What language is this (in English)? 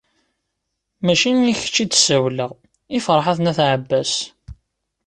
Kabyle